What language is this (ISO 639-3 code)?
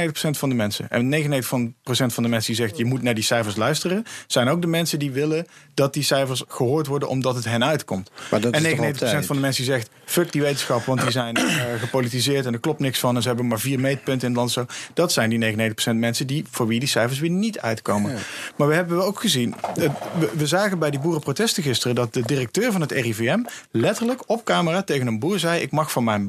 nld